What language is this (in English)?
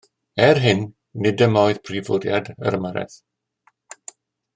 Welsh